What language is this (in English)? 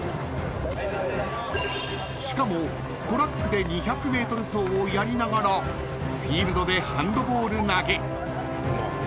Japanese